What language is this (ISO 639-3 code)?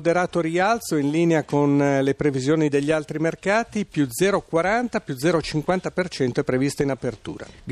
ita